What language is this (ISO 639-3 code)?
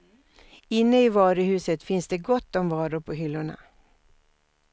swe